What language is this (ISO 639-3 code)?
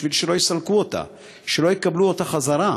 heb